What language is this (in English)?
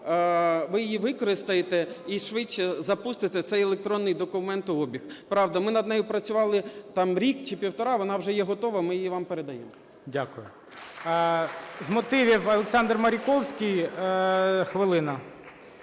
Ukrainian